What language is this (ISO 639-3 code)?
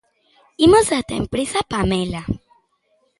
glg